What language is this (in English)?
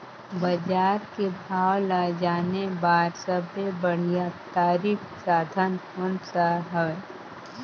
Chhattisgarhi